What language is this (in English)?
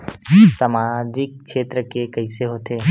Chhattisgarhi